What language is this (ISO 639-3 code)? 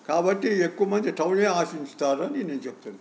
tel